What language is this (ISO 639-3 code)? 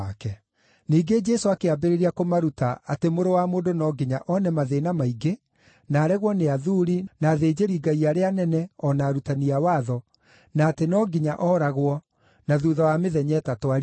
kik